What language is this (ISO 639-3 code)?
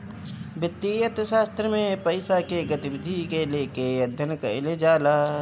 bho